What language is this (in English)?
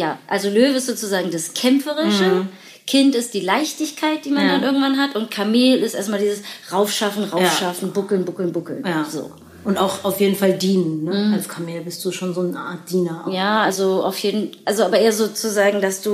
German